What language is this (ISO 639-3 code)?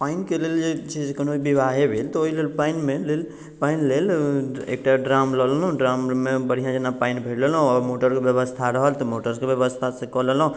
mai